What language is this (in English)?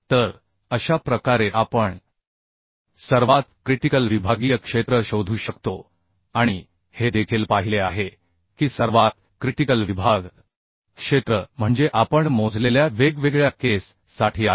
Marathi